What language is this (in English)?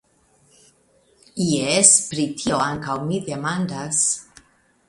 Esperanto